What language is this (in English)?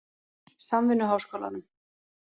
Icelandic